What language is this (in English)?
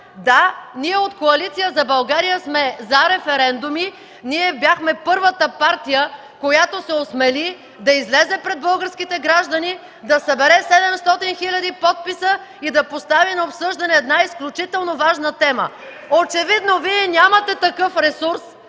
Bulgarian